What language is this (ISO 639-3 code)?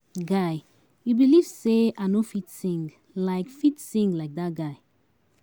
pcm